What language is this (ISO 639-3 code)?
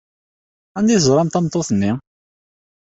kab